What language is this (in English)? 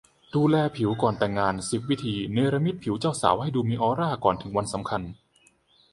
Thai